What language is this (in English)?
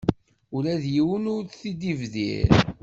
Kabyle